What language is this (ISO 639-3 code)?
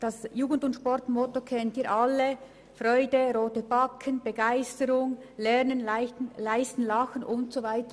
gsw